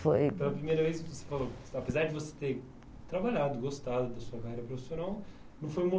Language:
Portuguese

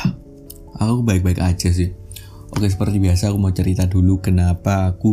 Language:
Indonesian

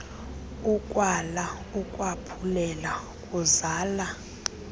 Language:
Xhosa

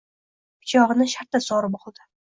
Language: Uzbek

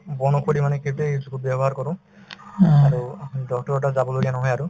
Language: Assamese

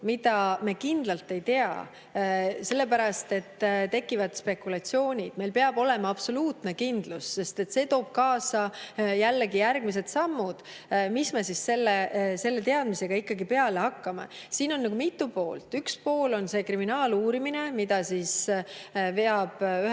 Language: Estonian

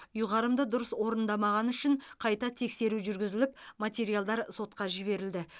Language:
Kazakh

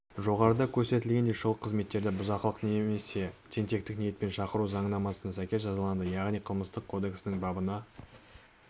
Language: Kazakh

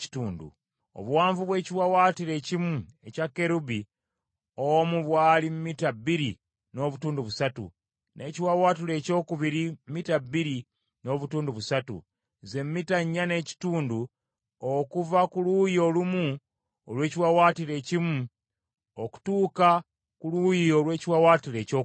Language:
Ganda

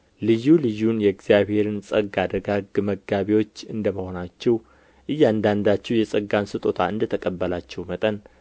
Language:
Amharic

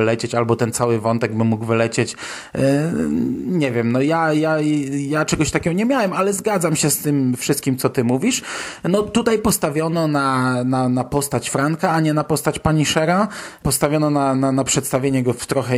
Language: Polish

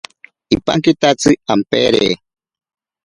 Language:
Ashéninka Perené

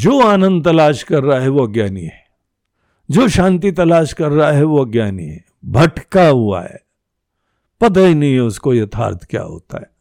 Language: Hindi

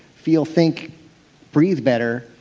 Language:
English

